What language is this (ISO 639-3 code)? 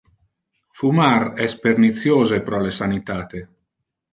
ina